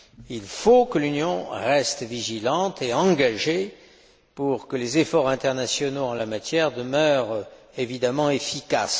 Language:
French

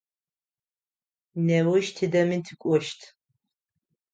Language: Adyghe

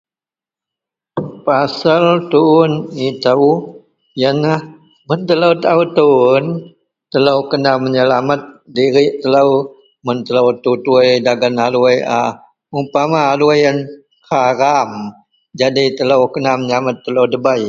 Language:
Central Melanau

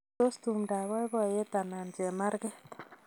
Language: Kalenjin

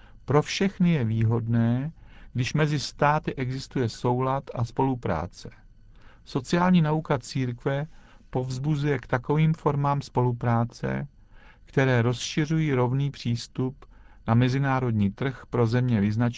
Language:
Czech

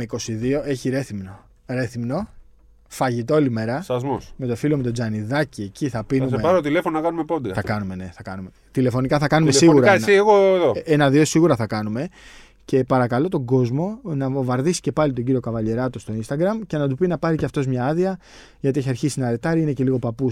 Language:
Greek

